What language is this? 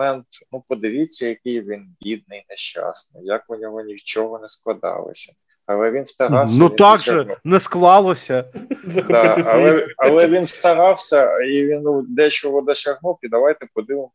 Ukrainian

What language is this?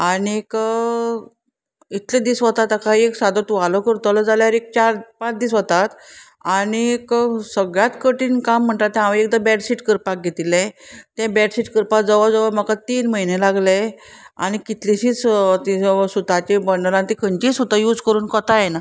Konkani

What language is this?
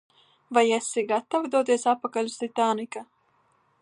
Latvian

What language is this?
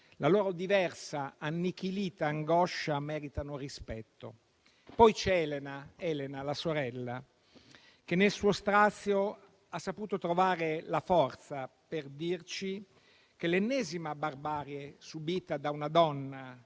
Italian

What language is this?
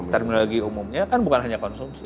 Indonesian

